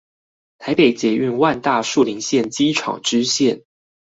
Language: Chinese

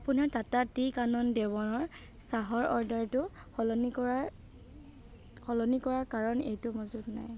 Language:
Assamese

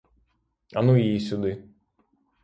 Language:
Ukrainian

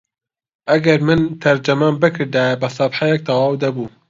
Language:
Central Kurdish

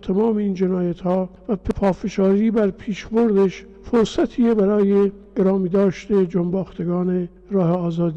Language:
Persian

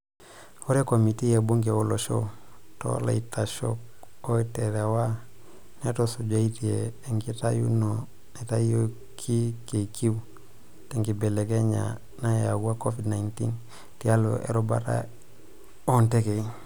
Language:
Masai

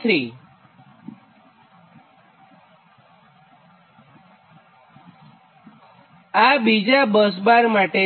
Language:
Gujarati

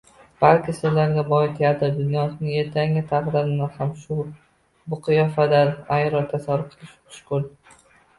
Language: Uzbek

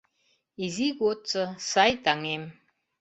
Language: Mari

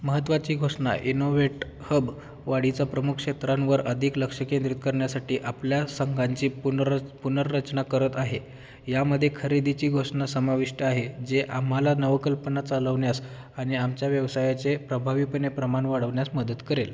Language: Marathi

